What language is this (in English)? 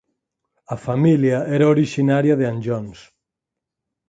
Galician